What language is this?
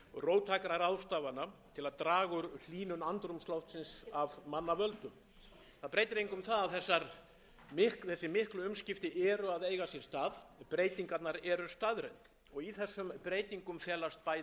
Icelandic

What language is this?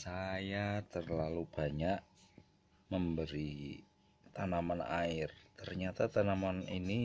Indonesian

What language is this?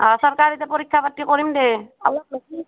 Assamese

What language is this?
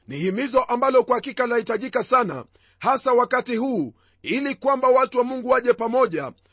Swahili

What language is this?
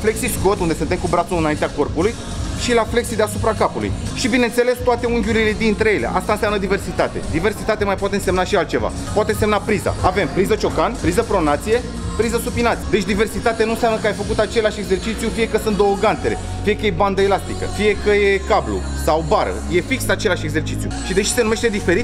Romanian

